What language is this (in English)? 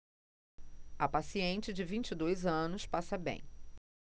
Portuguese